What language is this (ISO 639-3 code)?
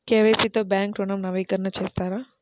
tel